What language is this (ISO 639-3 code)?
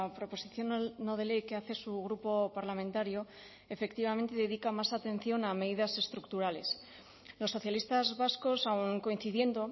spa